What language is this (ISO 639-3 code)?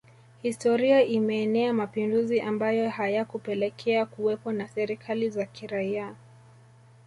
swa